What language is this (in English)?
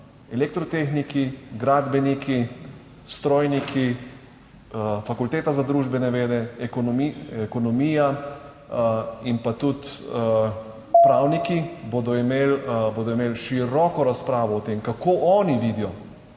Slovenian